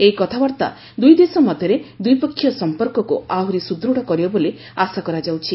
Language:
Odia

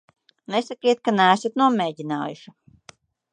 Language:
Latvian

